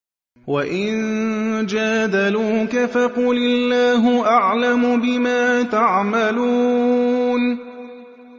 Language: Arabic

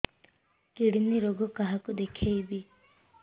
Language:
Odia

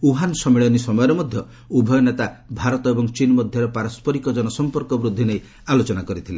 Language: Odia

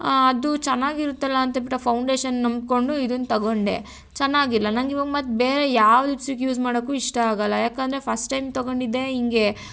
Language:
Kannada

